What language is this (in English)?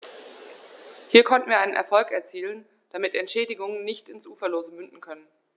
German